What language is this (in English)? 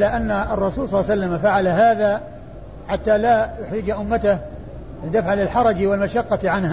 Arabic